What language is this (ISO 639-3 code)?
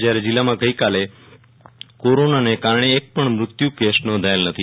guj